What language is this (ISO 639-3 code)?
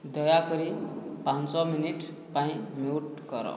ori